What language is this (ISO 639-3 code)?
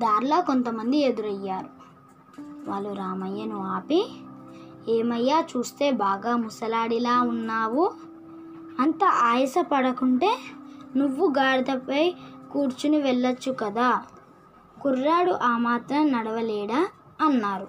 tel